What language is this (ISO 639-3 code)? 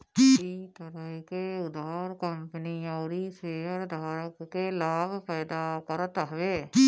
bho